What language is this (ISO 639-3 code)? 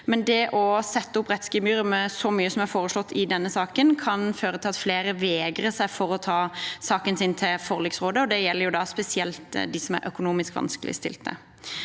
nor